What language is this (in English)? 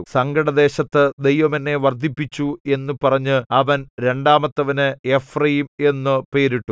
Malayalam